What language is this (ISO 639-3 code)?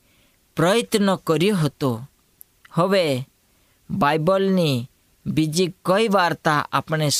hin